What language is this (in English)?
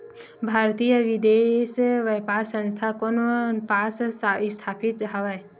Chhattisgarhi